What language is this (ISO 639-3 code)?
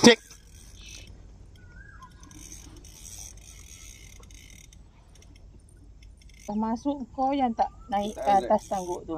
msa